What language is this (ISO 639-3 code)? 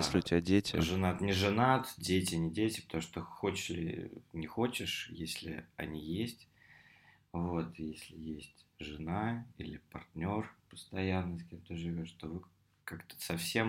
rus